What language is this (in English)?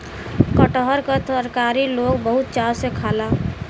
Bhojpuri